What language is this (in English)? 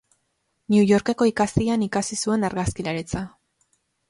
Basque